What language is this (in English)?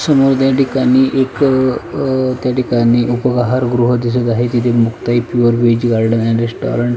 Marathi